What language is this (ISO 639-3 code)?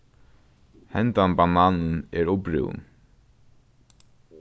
fao